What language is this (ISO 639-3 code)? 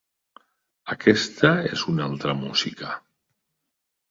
cat